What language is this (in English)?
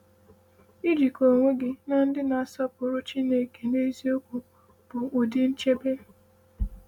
Igbo